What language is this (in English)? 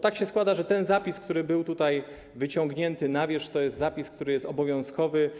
Polish